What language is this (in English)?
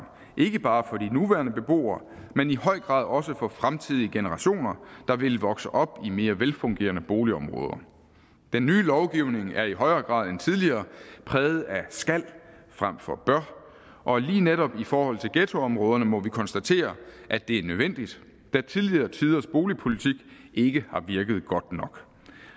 Danish